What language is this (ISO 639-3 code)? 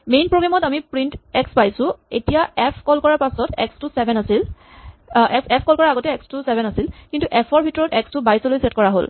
asm